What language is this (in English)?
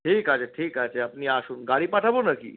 Bangla